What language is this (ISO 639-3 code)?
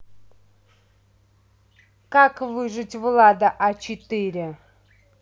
rus